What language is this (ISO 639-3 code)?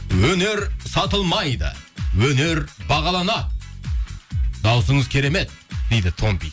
kaz